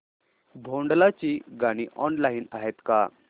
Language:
Marathi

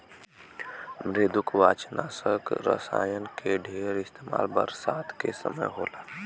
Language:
Bhojpuri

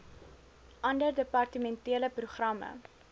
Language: Afrikaans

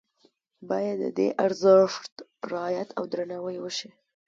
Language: Pashto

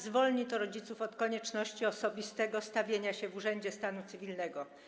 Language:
Polish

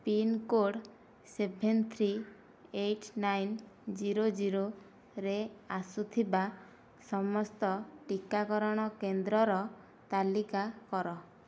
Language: Odia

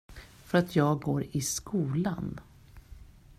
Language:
Swedish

